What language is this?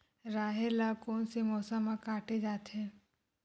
Chhattisgarhi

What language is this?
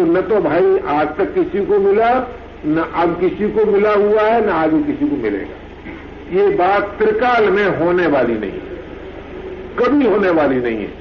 Hindi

